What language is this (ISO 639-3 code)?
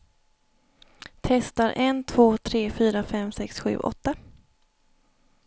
swe